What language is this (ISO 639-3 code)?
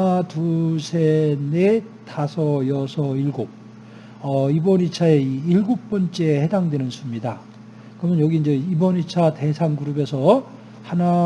kor